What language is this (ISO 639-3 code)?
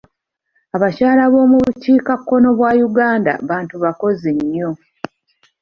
lug